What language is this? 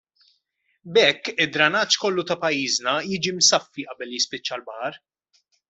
Maltese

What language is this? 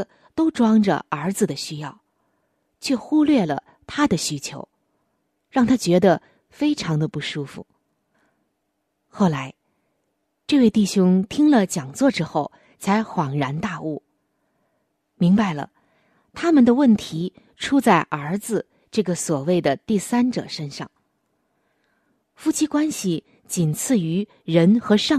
Chinese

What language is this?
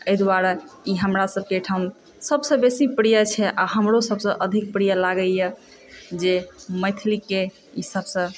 Maithili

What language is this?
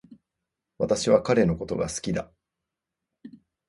Japanese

